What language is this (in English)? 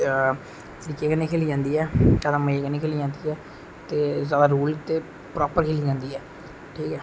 Dogri